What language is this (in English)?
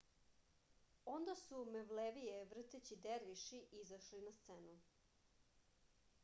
Serbian